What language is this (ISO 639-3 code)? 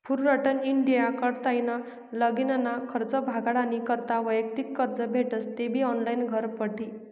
mar